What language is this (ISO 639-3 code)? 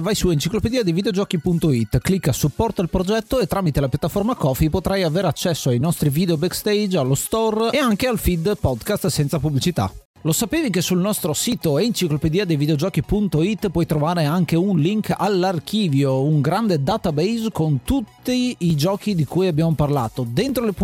ita